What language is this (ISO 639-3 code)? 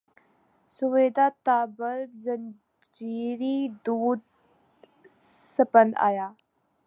urd